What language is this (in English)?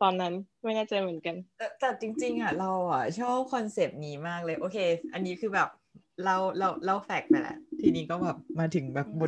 Thai